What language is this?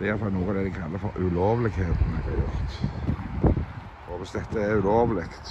Norwegian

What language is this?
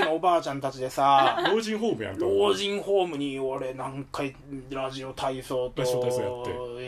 Japanese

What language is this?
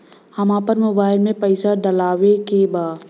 Bhojpuri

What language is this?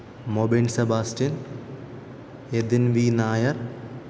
Malayalam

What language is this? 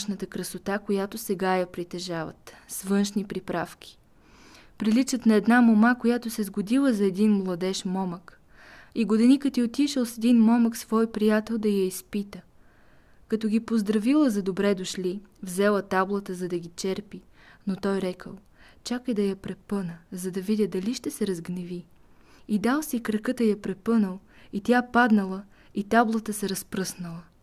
Bulgarian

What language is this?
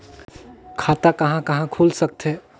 Chhattisgarhi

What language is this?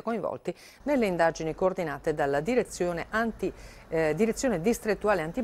Italian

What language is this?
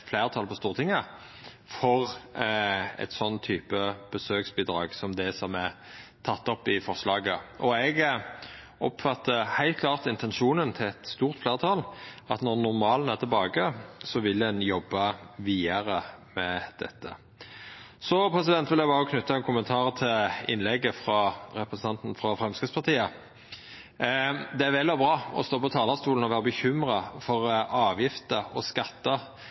Norwegian Nynorsk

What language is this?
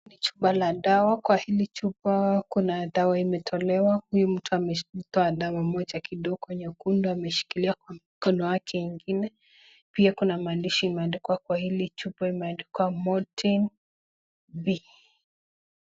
Swahili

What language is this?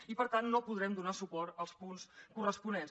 Catalan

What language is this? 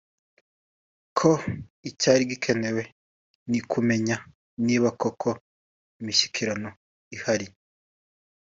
Kinyarwanda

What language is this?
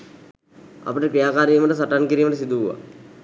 Sinhala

